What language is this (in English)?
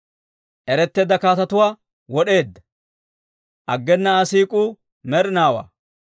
Dawro